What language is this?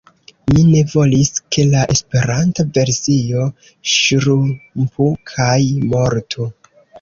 Esperanto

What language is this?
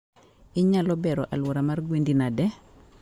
Luo (Kenya and Tanzania)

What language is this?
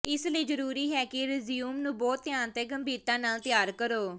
Punjabi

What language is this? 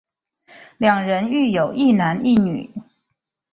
Chinese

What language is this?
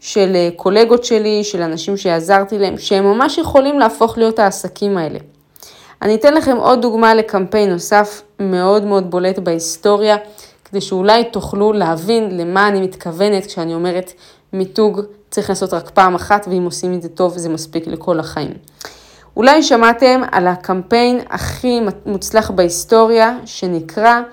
Hebrew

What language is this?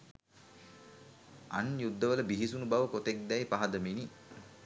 Sinhala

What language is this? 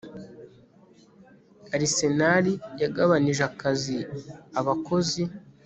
Kinyarwanda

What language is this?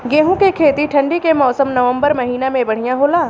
Bhojpuri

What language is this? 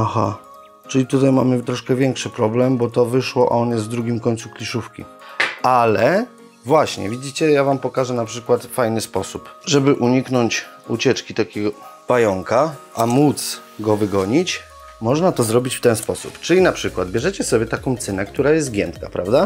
Polish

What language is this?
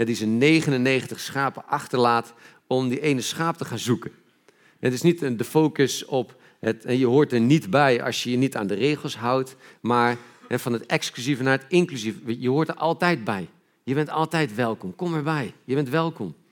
Dutch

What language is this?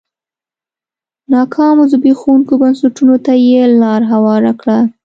Pashto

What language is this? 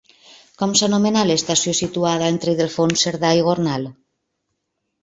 Catalan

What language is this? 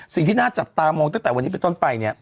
Thai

